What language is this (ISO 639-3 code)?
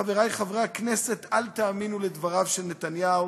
heb